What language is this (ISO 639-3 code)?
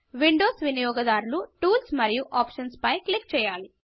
tel